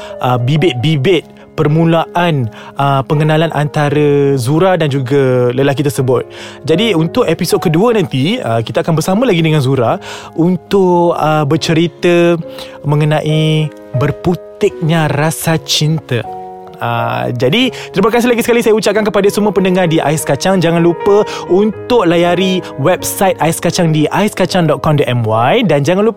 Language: Malay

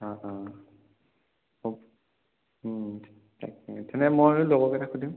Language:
Assamese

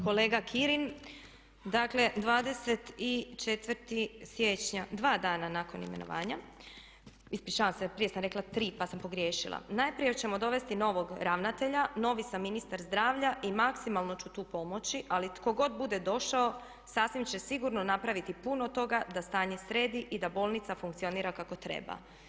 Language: Croatian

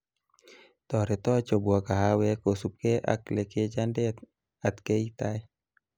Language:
Kalenjin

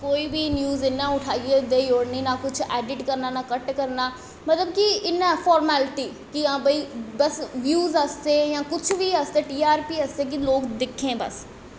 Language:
Dogri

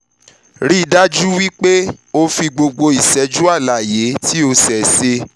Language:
Yoruba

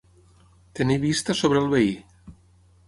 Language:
Catalan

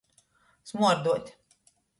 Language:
Latgalian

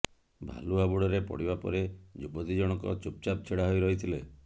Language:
Odia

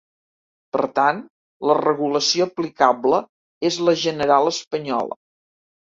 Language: Catalan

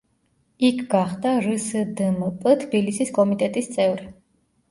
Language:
Georgian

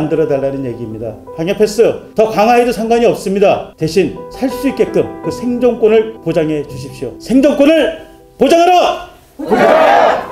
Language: Korean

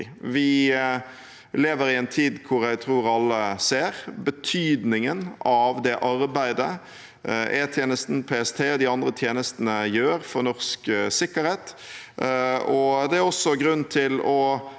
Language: Norwegian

